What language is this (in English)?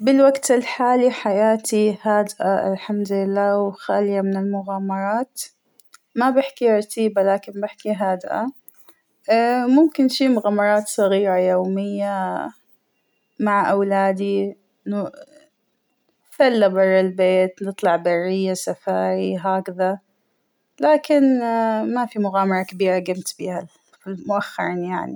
Hijazi Arabic